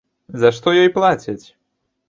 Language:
Belarusian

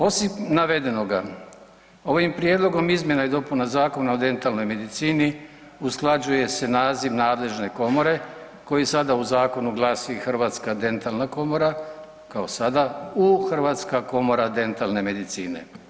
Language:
Croatian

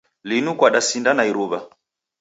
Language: Taita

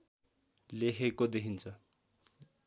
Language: Nepali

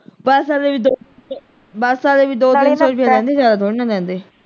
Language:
Punjabi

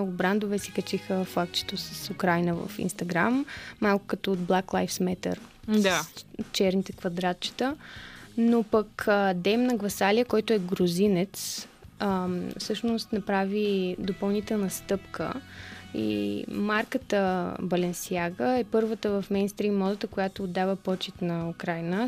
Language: Bulgarian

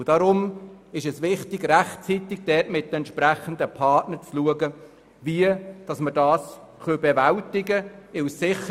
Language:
Swiss German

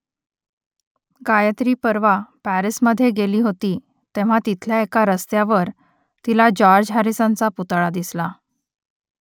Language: Marathi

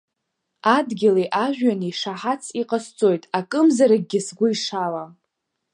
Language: Abkhazian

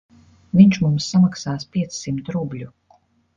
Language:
Latvian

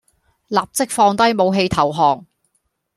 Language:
Cantonese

